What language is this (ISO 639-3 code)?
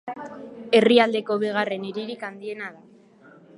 eus